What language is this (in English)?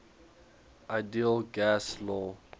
English